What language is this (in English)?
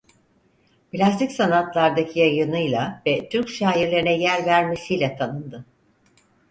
Turkish